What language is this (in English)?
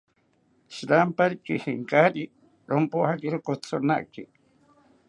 South Ucayali Ashéninka